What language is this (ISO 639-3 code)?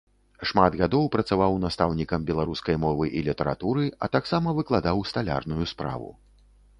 bel